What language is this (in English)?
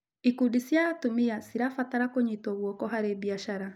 Kikuyu